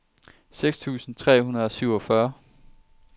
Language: Danish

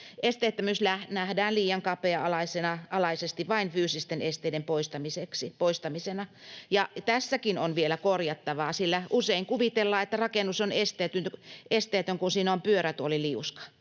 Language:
Finnish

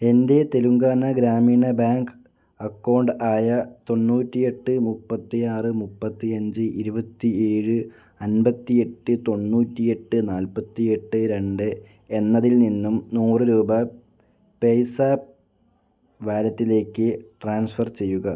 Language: Malayalam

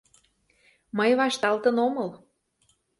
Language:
Mari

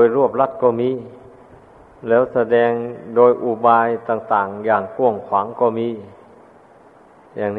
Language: Thai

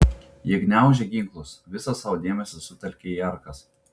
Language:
Lithuanian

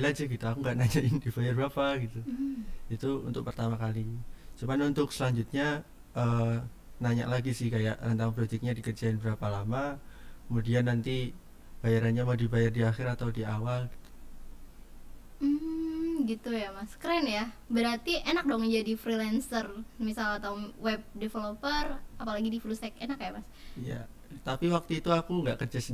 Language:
Indonesian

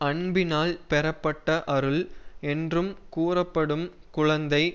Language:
Tamil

